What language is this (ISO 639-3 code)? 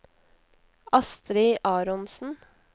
nor